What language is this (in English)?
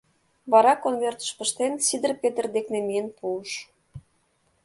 Mari